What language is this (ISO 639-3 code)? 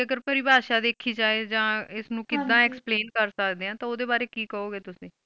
pan